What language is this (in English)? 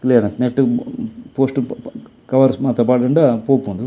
Tulu